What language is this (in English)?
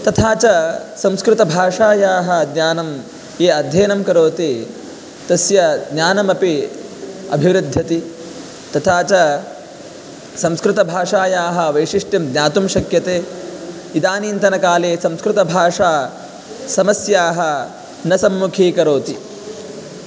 Sanskrit